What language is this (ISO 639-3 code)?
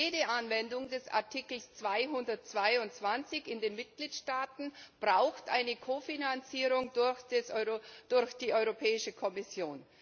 deu